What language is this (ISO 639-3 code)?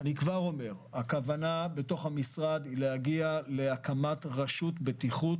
heb